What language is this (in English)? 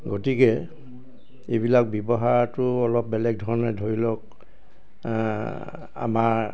Assamese